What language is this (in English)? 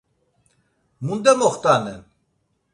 Laz